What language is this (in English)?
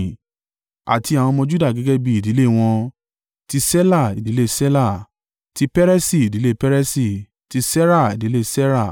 Yoruba